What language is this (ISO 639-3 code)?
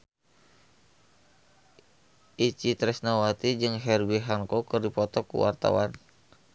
sun